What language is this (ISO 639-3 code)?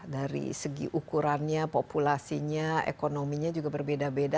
ind